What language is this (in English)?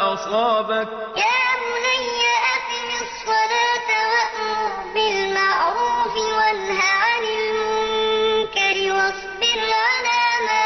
Arabic